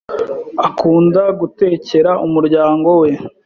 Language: Kinyarwanda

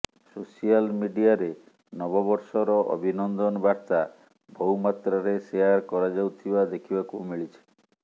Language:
Odia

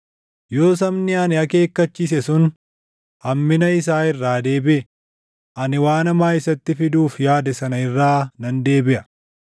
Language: Oromo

